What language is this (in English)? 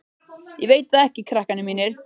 Icelandic